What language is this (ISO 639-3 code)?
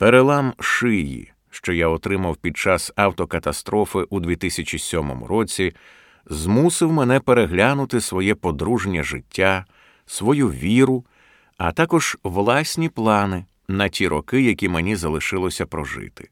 ukr